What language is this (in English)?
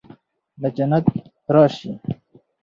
Pashto